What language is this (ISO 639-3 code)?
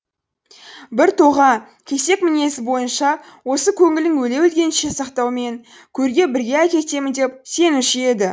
kaz